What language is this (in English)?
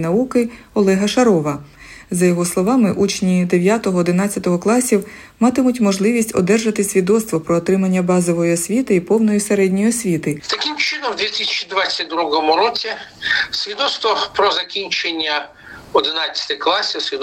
Ukrainian